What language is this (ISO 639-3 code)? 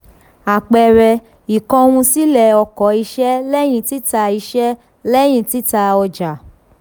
yor